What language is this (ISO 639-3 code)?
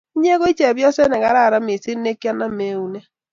kln